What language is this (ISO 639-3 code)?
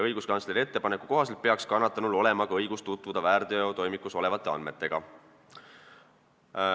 est